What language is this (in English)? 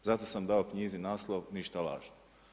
Croatian